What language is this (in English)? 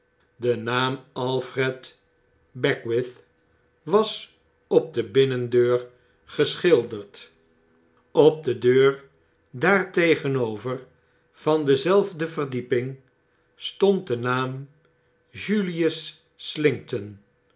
Dutch